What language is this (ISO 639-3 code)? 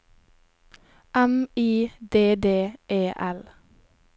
nor